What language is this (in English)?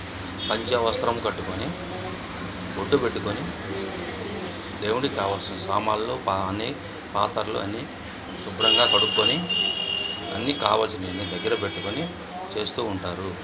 Telugu